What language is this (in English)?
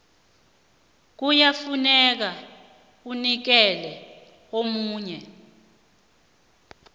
South Ndebele